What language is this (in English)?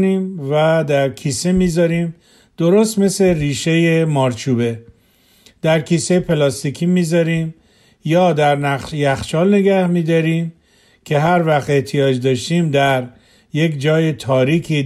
Persian